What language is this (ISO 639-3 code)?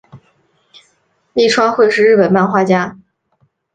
zho